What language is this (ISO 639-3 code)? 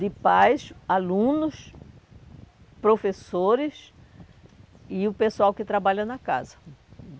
por